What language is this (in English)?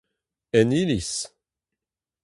Breton